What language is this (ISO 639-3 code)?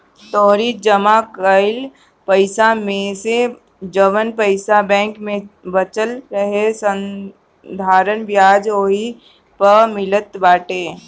bho